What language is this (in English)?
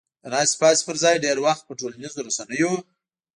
Pashto